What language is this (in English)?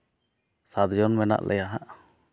Santali